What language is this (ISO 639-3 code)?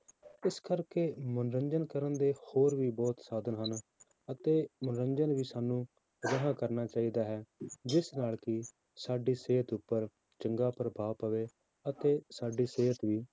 pan